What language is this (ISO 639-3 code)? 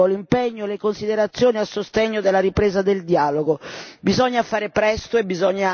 ita